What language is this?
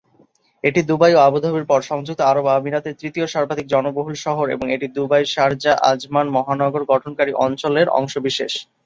Bangla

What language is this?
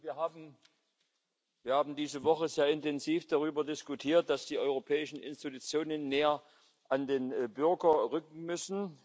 German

